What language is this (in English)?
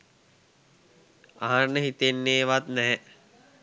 Sinhala